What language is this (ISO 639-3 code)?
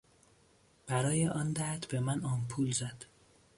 fas